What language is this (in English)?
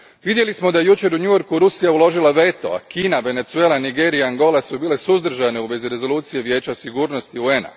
Croatian